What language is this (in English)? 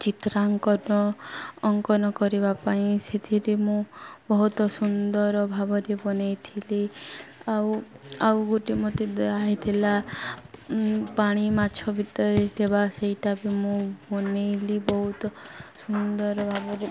Odia